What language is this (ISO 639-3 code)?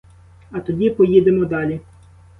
ukr